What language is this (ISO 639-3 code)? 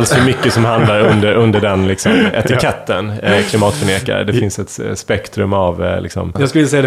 swe